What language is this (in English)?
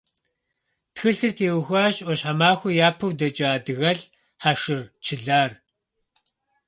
Kabardian